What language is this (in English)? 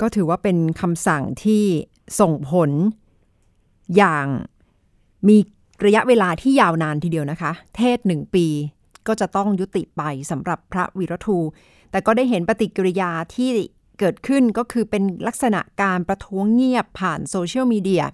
Thai